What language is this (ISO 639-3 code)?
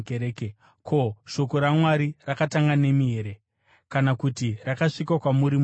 sna